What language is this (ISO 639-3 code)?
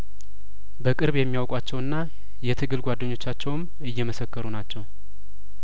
amh